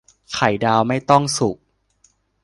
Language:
Thai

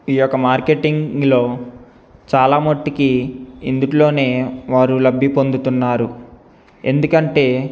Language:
Telugu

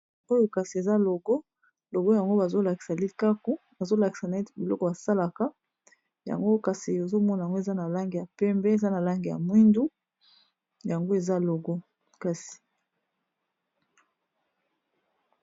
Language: Lingala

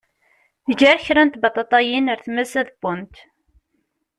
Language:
Kabyle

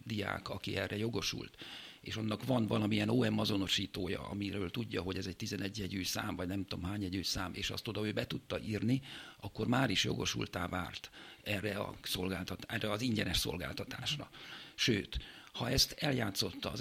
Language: Hungarian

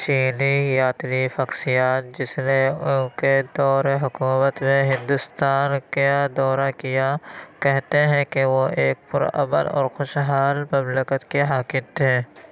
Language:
Urdu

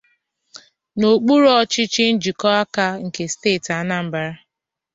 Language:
Igbo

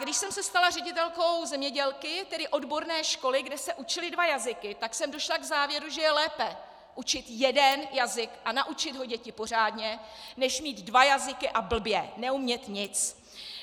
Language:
Czech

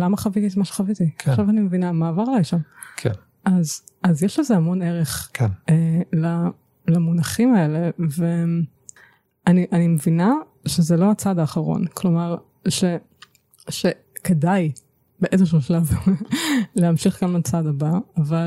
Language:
Hebrew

